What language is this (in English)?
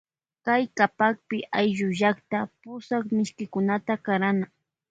Loja Highland Quichua